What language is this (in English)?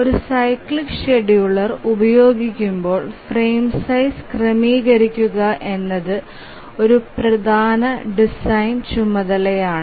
Malayalam